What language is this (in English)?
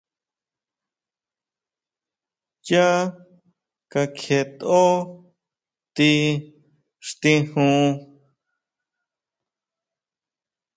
Huautla Mazatec